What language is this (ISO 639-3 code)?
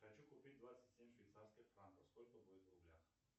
rus